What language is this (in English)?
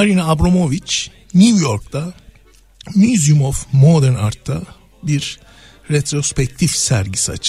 Turkish